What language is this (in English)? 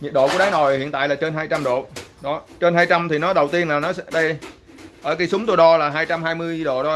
Vietnamese